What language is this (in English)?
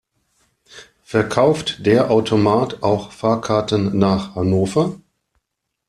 German